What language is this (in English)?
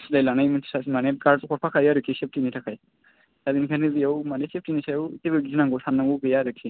Bodo